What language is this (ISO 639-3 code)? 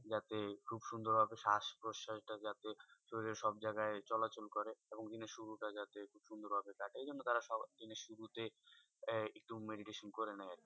ben